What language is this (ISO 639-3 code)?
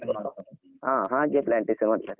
kan